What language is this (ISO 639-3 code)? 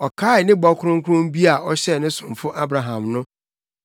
aka